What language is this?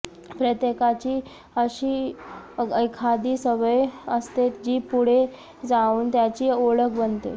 Marathi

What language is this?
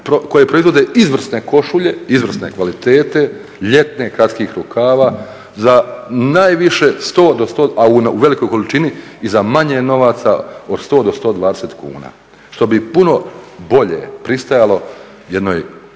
Croatian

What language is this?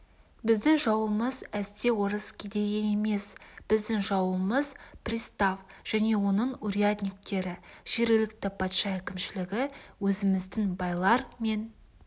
Kazakh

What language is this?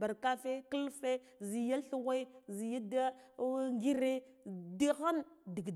Guduf-Gava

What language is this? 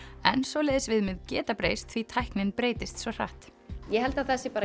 Icelandic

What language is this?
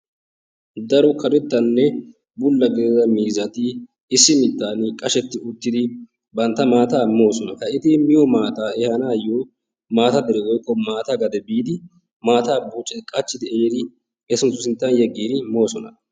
Wolaytta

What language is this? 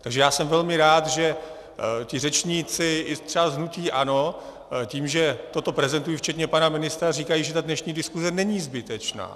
Czech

